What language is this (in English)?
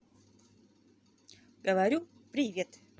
Russian